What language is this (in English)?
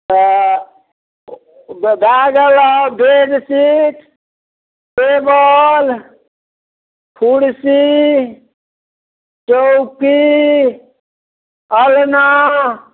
Maithili